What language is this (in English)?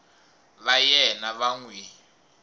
Tsonga